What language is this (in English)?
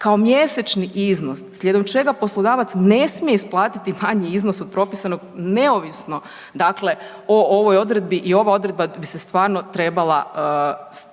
Croatian